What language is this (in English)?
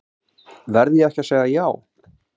Icelandic